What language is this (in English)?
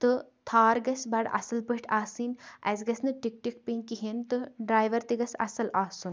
Kashmiri